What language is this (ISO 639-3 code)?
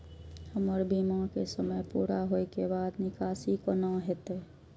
mai